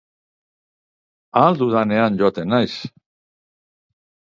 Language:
Basque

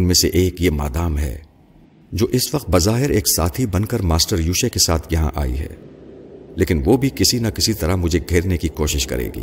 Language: Urdu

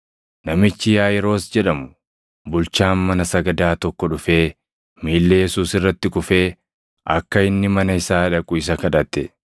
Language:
Oromo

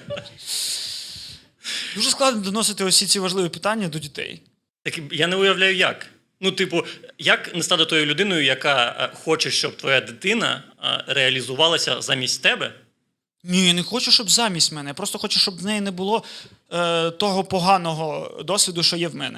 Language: Ukrainian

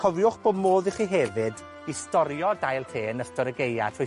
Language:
Welsh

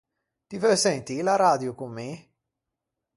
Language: Ligurian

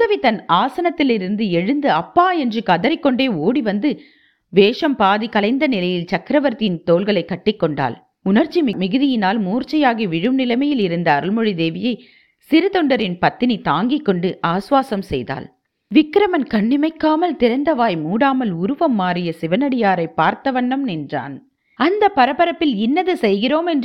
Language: Tamil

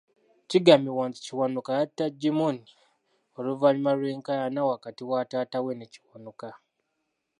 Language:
Ganda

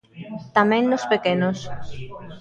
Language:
Galician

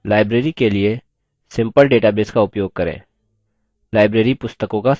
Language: Hindi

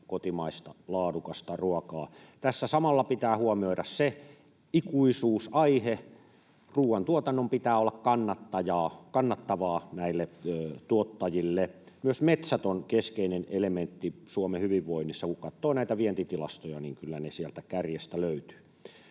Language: Finnish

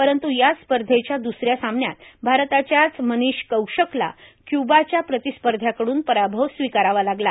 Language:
Marathi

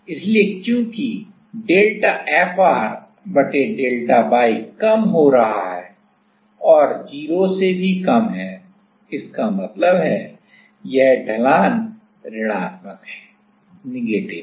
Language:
Hindi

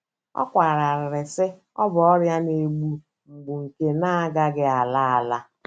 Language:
Igbo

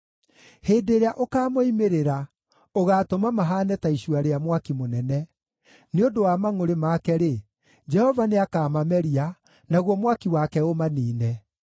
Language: Kikuyu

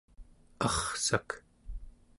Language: Central Yupik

